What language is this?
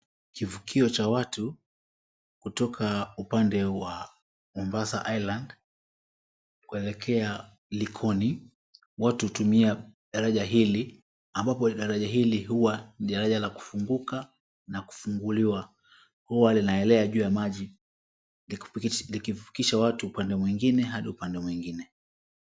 Swahili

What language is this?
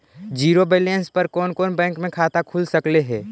Magahi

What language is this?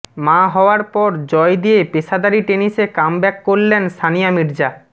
Bangla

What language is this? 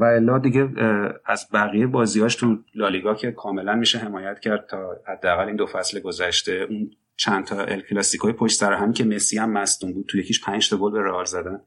Persian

